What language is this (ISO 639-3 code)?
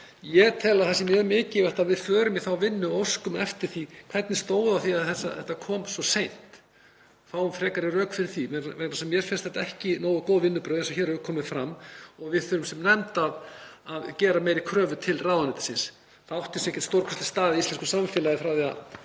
isl